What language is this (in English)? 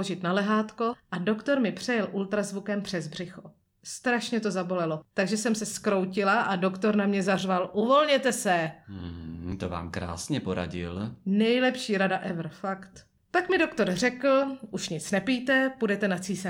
Czech